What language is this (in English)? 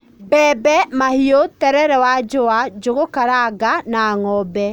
Kikuyu